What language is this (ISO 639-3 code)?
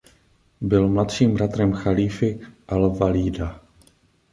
ces